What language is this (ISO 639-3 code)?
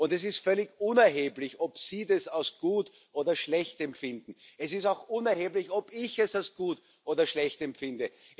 deu